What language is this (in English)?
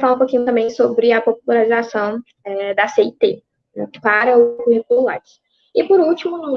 Portuguese